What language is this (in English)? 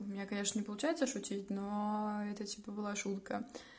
Russian